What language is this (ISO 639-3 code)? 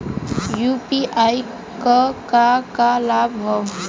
bho